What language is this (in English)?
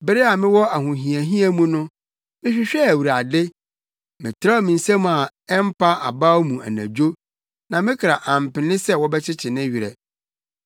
Akan